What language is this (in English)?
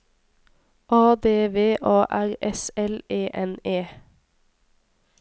Norwegian